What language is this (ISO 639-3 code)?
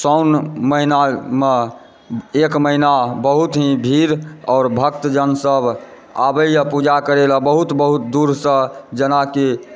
mai